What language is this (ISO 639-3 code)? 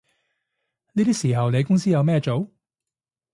yue